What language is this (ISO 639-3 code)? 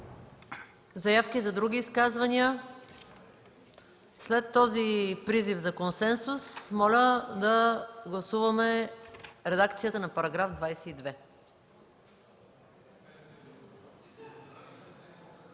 bul